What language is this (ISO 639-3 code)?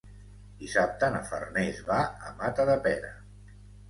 cat